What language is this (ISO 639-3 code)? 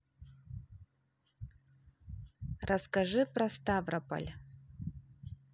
rus